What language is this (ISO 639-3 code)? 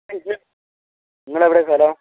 mal